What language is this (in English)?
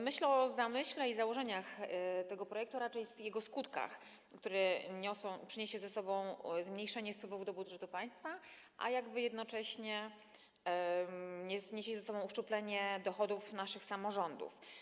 Polish